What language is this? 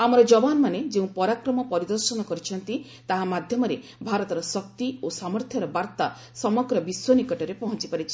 Odia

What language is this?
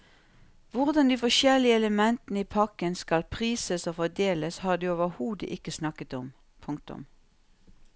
Norwegian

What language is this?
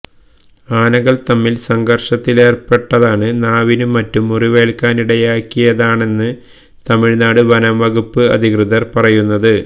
Malayalam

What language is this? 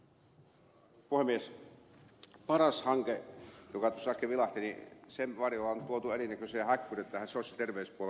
Finnish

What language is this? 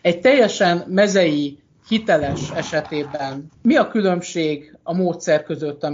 Hungarian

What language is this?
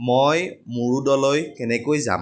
Assamese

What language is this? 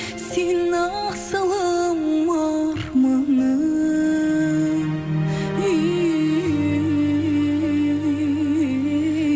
Kazakh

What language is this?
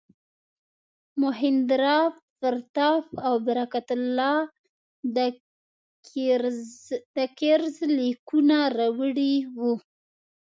Pashto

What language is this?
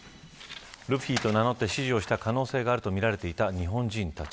Japanese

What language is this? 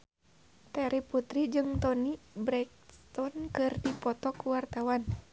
Sundanese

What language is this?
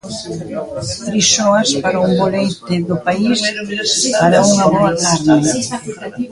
Galician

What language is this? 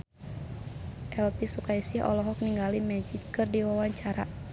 Sundanese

